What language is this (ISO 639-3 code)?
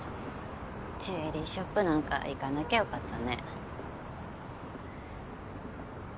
jpn